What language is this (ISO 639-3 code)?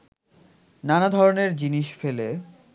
ben